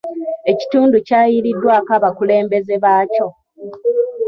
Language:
Ganda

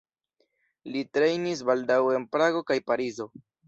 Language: Esperanto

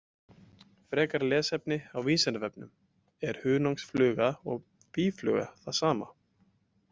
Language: Icelandic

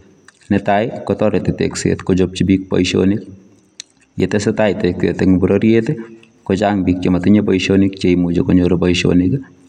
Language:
Kalenjin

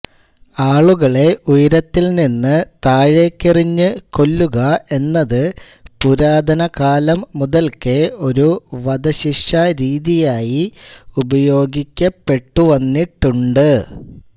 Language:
Malayalam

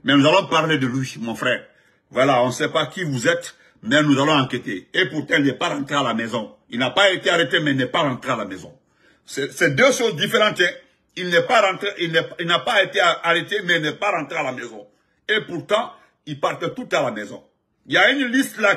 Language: French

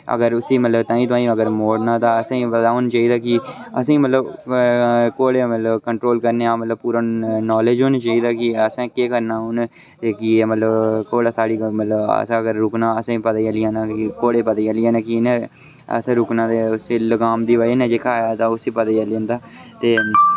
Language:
Dogri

